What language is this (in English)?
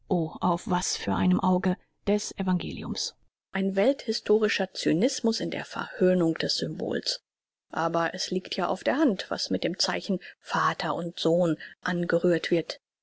German